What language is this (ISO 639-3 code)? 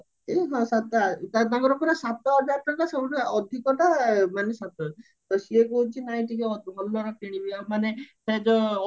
ori